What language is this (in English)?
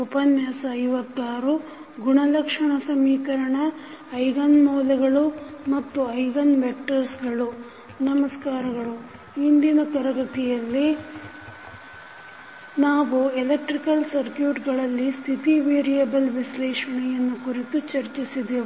Kannada